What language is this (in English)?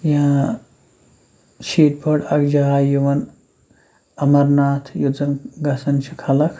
Kashmiri